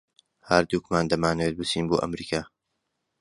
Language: Central Kurdish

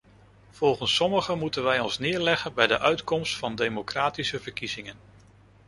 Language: Dutch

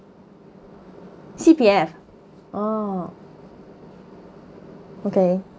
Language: English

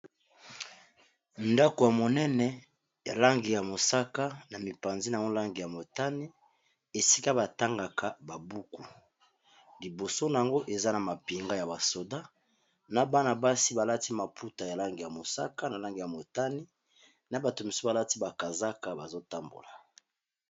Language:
Lingala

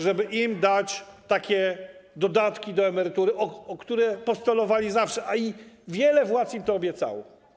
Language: Polish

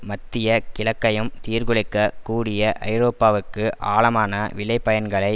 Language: Tamil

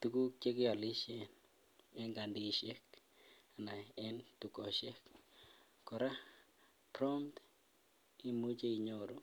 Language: Kalenjin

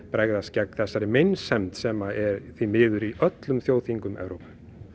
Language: Icelandic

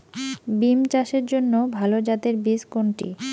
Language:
Bangla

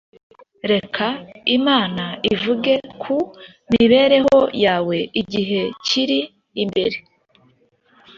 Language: Kinyarwanda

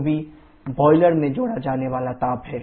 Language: Hindi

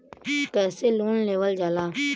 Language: Bhojpuri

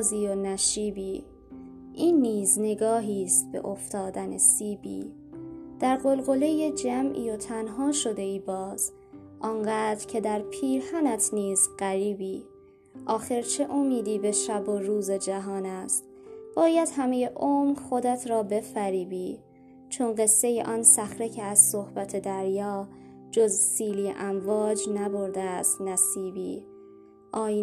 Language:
Persian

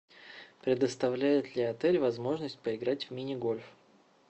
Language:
Russian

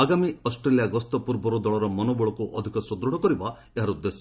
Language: Odia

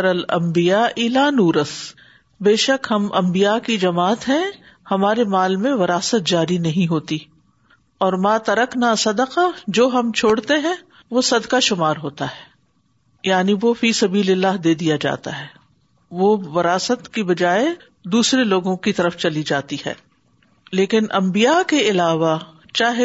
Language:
Urdu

